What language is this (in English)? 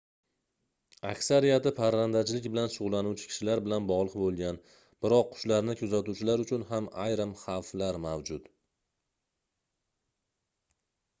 Uzbek